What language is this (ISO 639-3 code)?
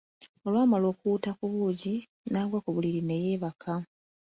lug